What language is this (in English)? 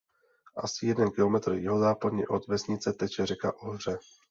Czech